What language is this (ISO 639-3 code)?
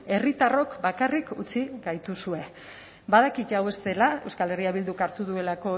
eus